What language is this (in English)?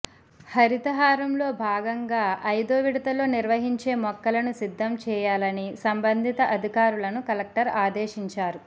Telugu